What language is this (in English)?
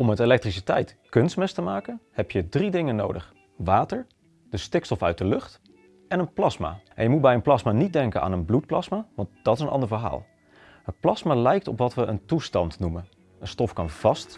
Dutch